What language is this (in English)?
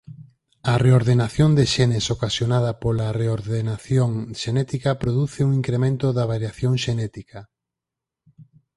Galician